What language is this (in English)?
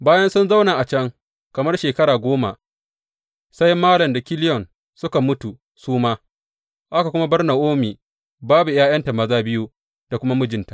Hausa